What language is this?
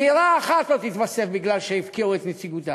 Hebrew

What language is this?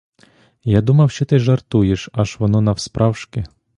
Ukrainian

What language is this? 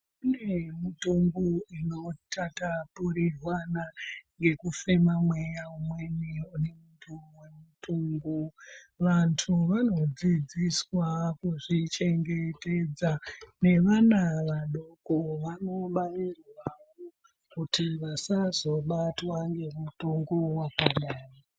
Ndau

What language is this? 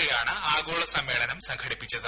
Malayalam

